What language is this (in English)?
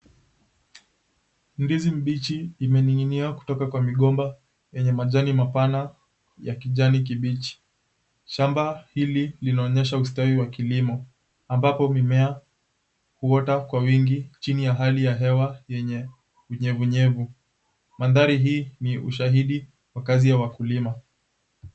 Swahili